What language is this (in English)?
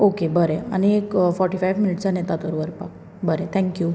Konkani